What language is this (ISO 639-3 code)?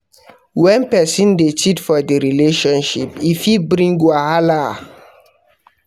pcm